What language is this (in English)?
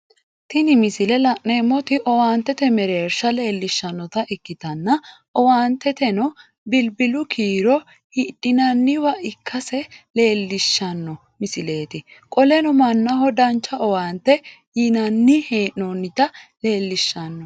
Sidamo